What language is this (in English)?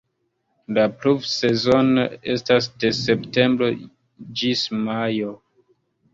Esperanto